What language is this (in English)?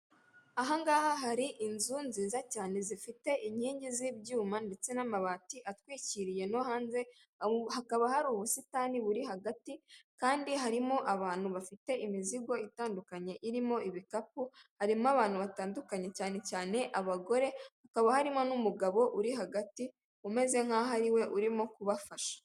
Kinyarwanda